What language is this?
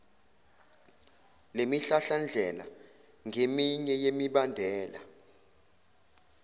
Zulu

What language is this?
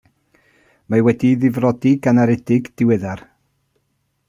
Welsh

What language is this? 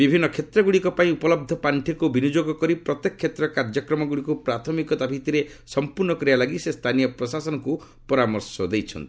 Odia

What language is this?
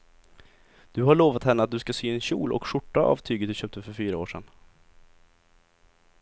Swedish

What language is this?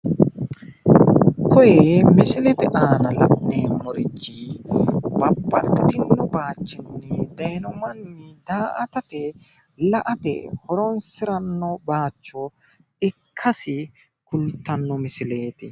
Sidamo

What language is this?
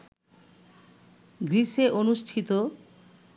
Bangla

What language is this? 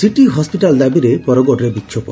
Odia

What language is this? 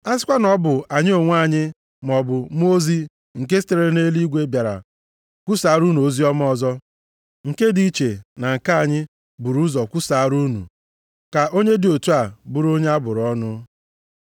Igbo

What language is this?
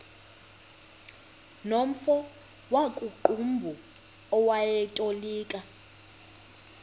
Xhosa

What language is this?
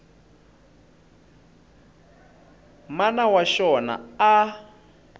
Tsonga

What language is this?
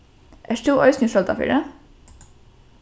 Faroese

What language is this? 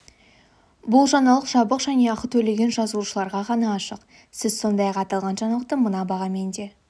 Kazakh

